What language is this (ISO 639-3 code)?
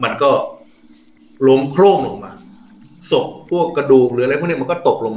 tha